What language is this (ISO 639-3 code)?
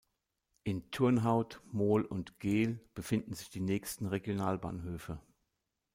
deu